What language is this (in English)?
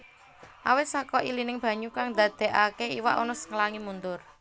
Javanese